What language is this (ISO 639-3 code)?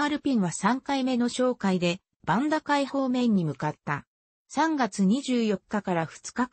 jpn